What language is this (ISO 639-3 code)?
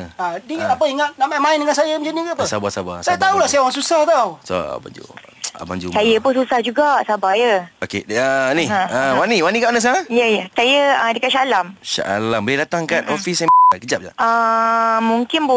msa